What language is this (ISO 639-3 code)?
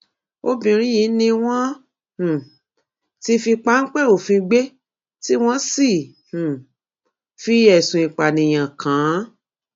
yor